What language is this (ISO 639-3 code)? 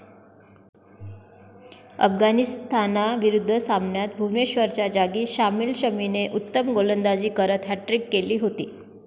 mar